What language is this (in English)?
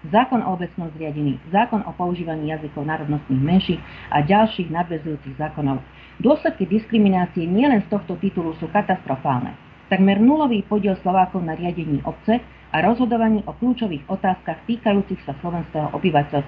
Slovak